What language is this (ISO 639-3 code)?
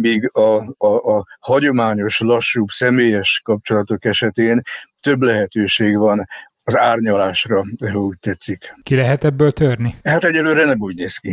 hun